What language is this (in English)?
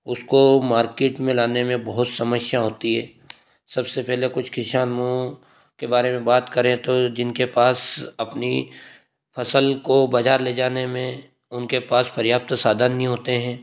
Hindi